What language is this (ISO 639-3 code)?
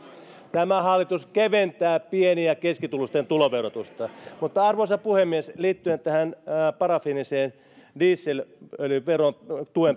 fin